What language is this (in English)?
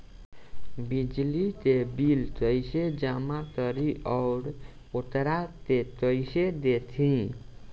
Bhojpuri